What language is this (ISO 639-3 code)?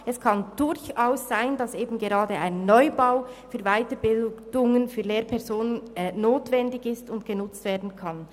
gsw